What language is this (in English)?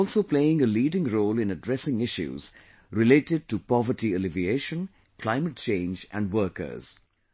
English